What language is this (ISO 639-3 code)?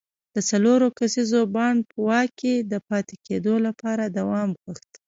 pus